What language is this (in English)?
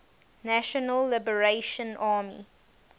English